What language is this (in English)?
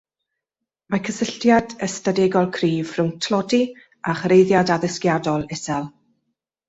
Welsh